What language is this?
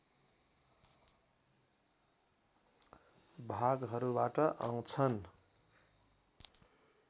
Nepali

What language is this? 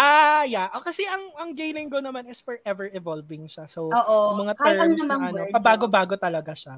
Filipino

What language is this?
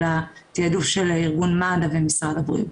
Hebrew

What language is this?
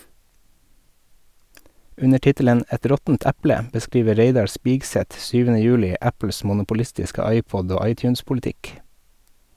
Norwegian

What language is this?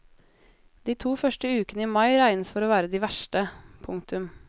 Norwegian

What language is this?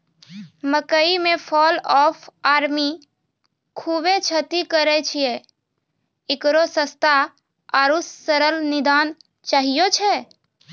Maithili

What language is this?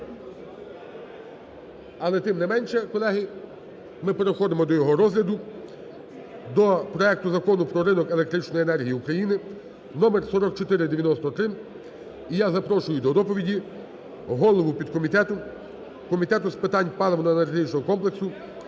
Ukrainian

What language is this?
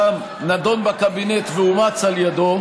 Hebrew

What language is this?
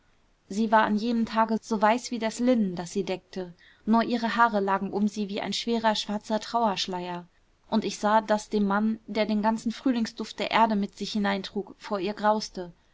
German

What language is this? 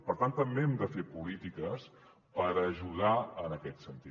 Catalan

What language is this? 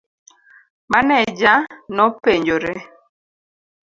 Luo (Kenya and Tanzania)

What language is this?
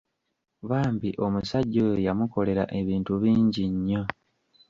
Ganda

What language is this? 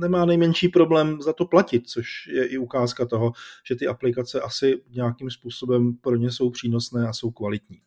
Czech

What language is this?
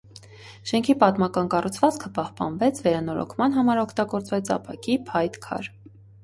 Armenian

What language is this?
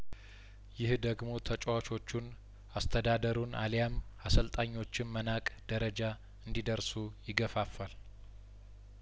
Amharic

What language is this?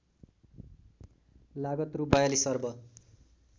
Nepali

